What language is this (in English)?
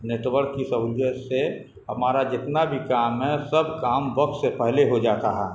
Urdu